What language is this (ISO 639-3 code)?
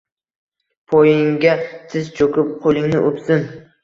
uzb